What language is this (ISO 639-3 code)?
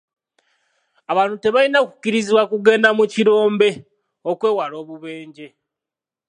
lug